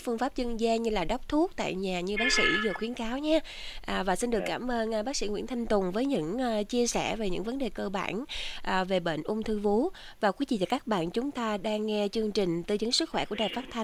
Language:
Vietnamese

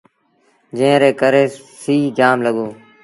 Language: Sindhi Bhil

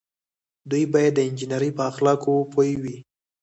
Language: Pashto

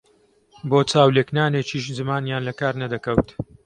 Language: Central Kurdish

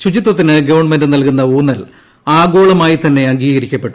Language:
Malayalam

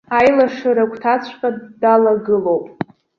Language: Abkhazian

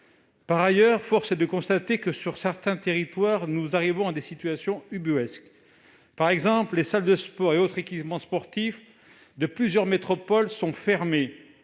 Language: French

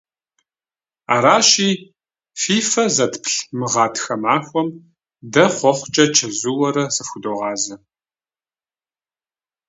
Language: Kabardian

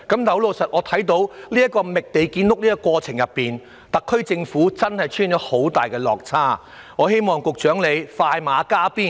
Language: Cantonese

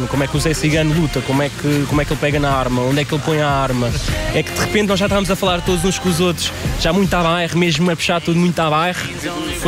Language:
Portuguese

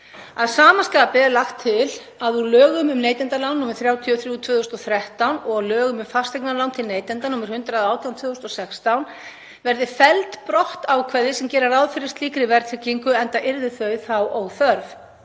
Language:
Icelandic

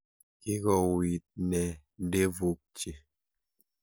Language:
Kalenjin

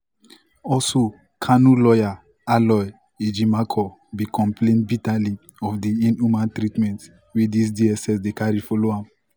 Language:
Nigerian Pidgin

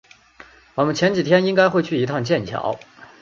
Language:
Chinese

